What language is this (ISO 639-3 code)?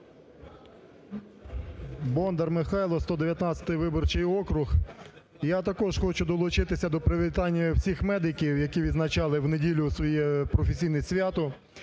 ukr